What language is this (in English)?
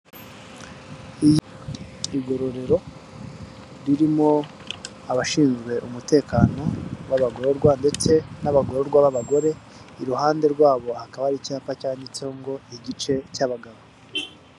Kinyarwanda